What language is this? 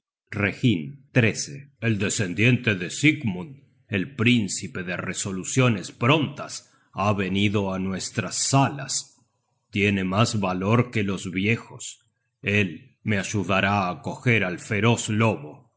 Spanish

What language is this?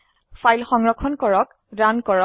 Assamese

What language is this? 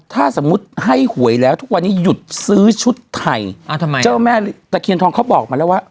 Thai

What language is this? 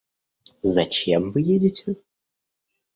Russian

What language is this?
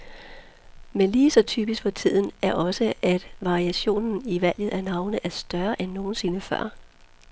Danish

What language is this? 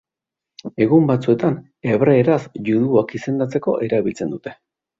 Basque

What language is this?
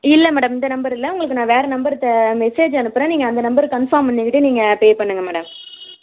Tamil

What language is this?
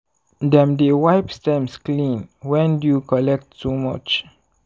Nigerian Pidgin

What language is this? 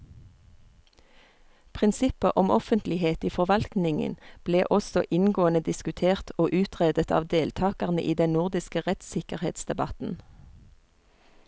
Norwegian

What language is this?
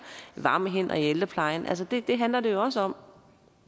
Danish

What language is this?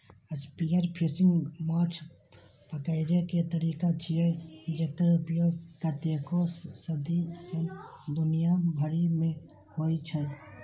Maithili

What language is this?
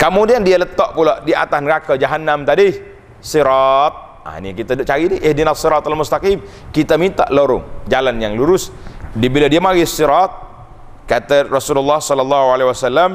Malay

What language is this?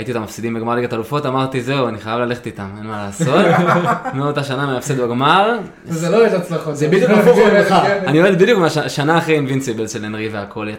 Hebrew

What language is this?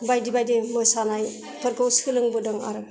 Bodo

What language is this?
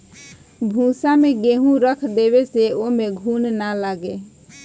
Bhojpuri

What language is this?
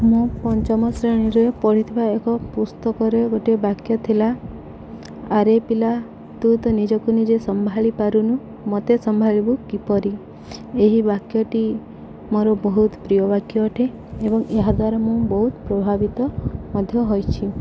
Odia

